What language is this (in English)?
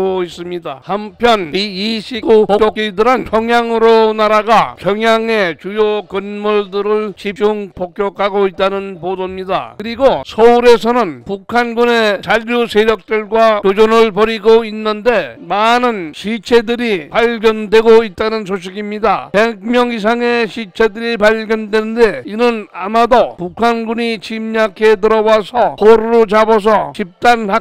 Korean